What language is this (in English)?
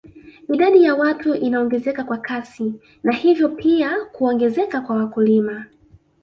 Swahili